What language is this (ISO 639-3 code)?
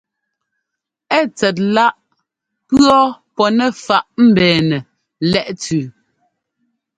jgo